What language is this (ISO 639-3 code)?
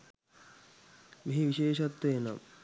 sin